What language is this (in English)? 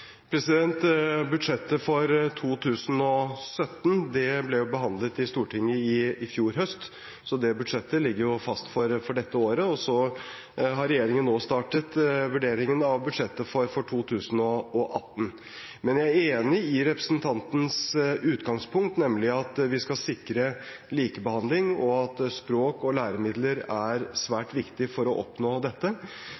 Norwegian Bokmål